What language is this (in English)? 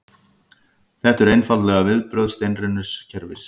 Icelandic